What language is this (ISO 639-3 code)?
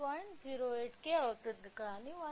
tel